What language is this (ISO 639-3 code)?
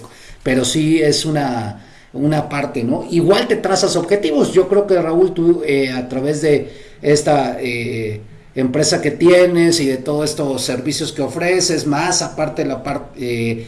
spa